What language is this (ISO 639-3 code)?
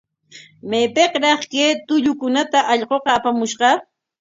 qwa